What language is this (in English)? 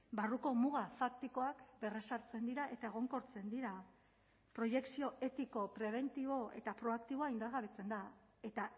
Basque